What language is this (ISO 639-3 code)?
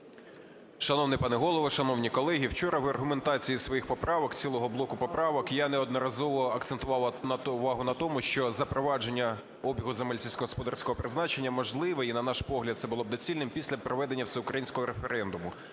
ukr